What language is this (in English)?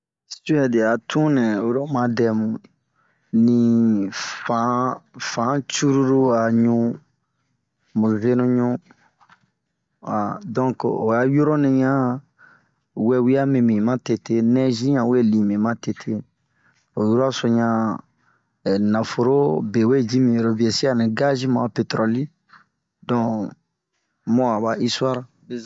Bomu